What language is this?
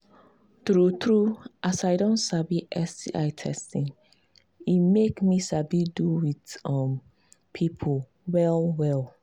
Nigerian Pidgin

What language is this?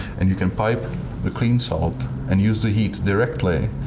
English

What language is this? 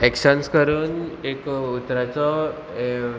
Konkani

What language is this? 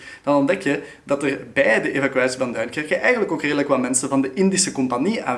Dutch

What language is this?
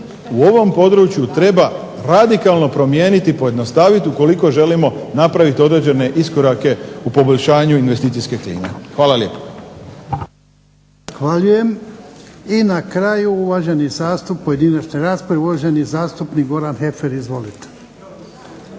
Croatian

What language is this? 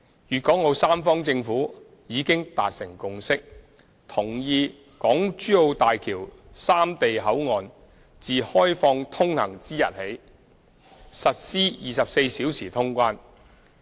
Cantonese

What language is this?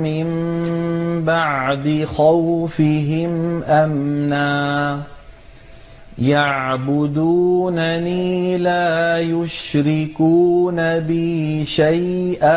Arabic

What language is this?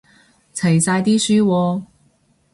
Cantonese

